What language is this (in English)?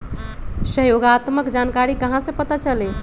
Magahi